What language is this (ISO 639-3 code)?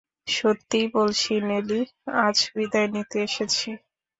ben